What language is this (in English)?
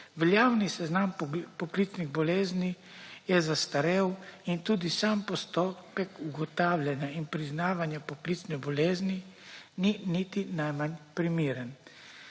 Slovenian